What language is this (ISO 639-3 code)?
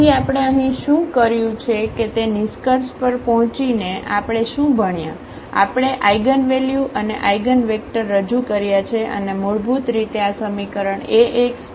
guj